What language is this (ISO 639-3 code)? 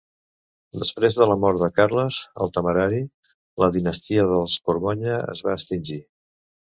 cat